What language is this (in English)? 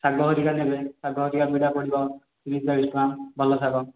Odia